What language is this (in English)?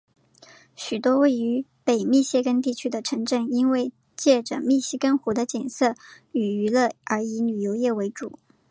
Chinese